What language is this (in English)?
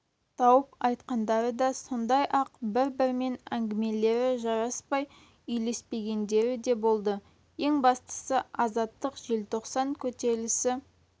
Kazakh